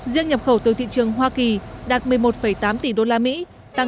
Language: Vietnamese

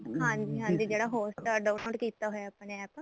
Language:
Punjabi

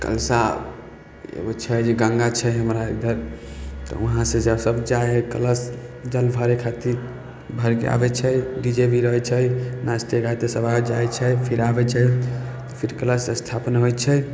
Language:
Maithili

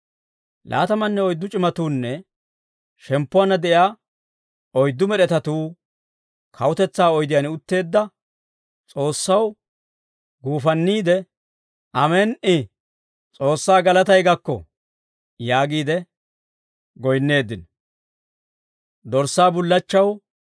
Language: Dawro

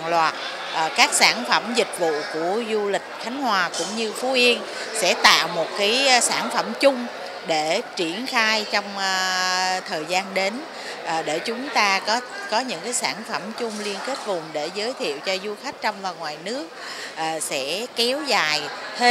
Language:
Vietnamese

